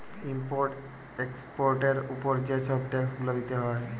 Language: Bangla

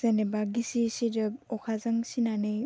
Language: Bodo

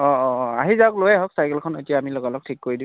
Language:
Assamese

